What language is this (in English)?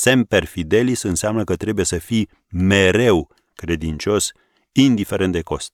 Romanian